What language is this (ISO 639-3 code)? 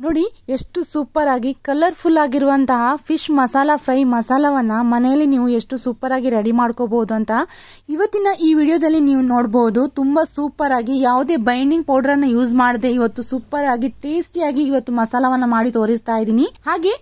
kan